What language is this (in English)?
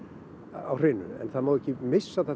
Icelandic